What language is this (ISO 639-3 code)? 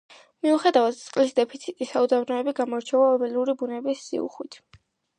kat